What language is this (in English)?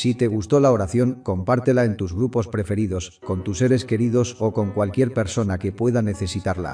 Spanish